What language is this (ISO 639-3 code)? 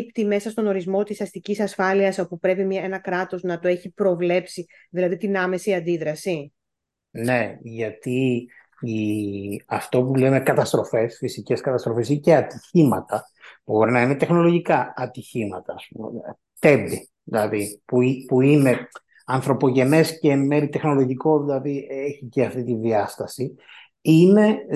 ell